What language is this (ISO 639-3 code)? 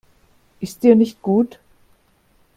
deu